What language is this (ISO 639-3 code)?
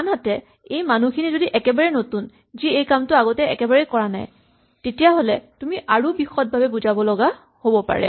asm